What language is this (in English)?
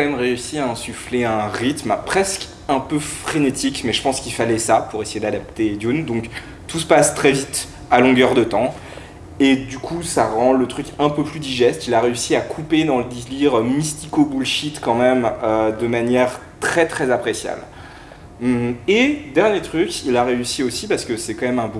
French